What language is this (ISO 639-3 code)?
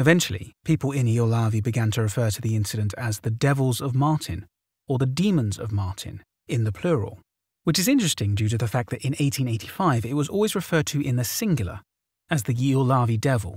eng